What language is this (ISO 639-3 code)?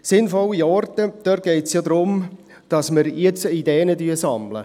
gsw